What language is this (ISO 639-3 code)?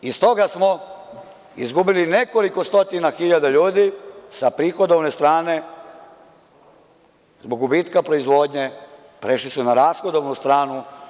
srp